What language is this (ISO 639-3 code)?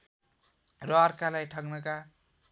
nep